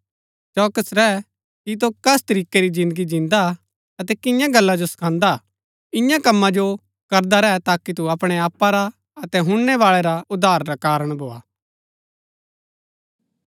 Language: Gaddi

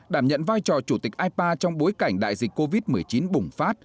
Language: Vietnamese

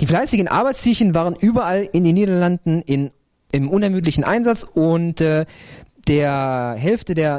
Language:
German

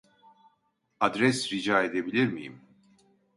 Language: Turkish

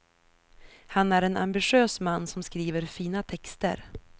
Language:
Swedish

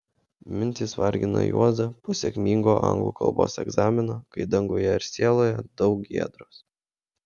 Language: Lithuanian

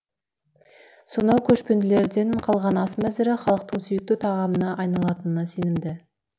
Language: Kazakh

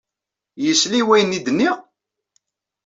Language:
Kabyle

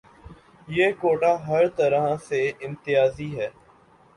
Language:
Urdu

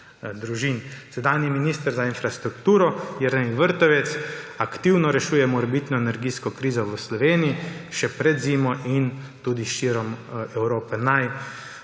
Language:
Slovenian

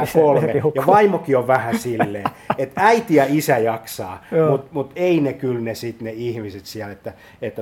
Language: Finnish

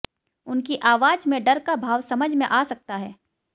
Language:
Hindi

